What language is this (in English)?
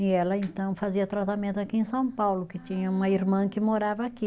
Portuguese